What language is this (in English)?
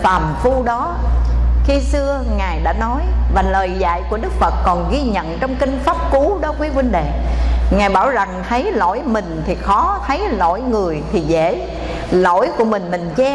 Vietnamese